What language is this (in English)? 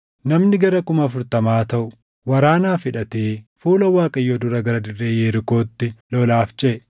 Oromo